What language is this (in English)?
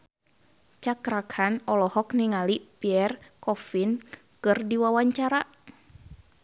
Sundanese